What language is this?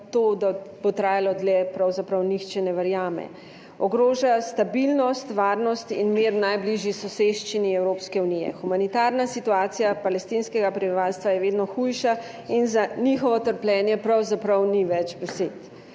Slovenian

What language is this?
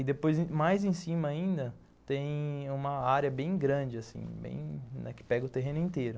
Portuguese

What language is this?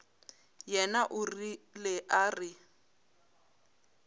Northern Sotho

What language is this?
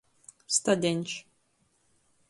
Latgalian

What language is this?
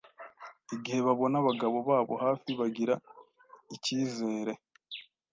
Kinyarwanda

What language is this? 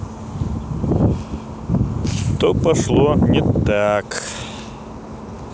Russian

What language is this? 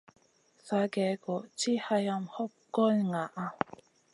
Masana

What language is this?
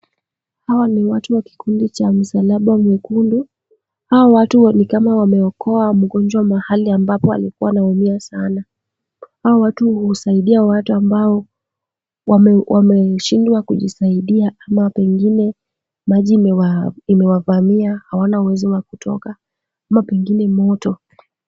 Swahili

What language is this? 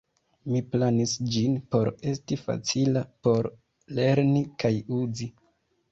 Esperanto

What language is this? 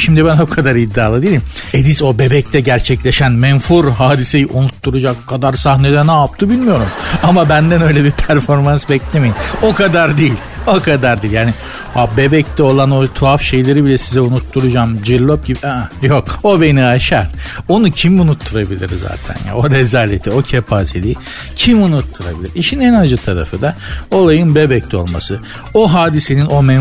Turkish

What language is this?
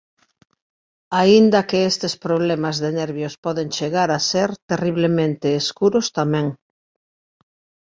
Galician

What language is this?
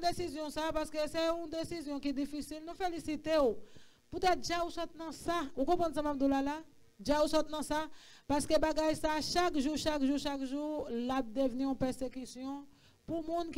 French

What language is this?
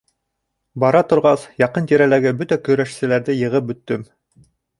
Bashkir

